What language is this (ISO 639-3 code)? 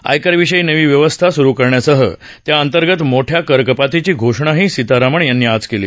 mar